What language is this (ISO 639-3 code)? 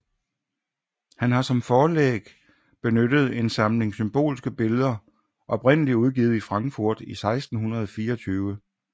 dan